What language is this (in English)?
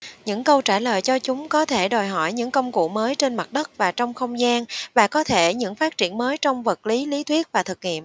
Vietnamese